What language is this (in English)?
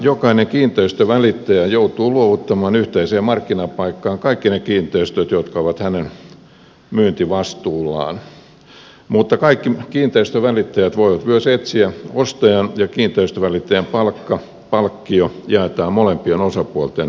Finnish